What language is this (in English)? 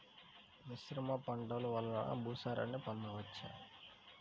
Telugu